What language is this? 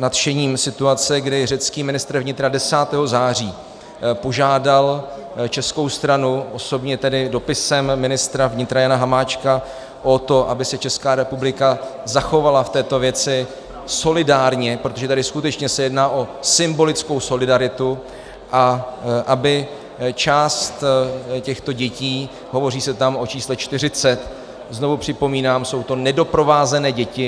Czech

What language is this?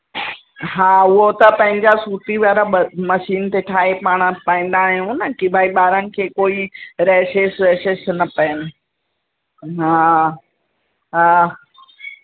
Sindhi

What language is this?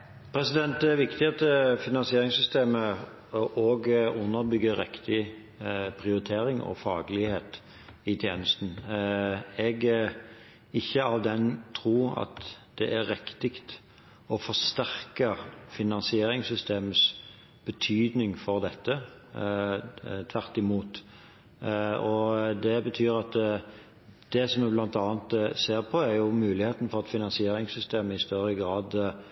Norwegian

